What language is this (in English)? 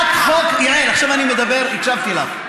Hebrew